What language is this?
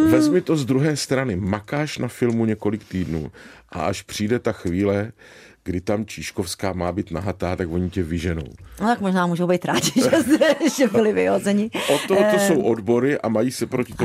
Czech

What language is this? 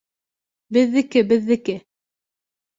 Bashkir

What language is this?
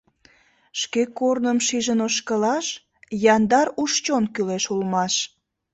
Mari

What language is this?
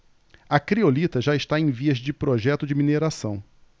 Portuguese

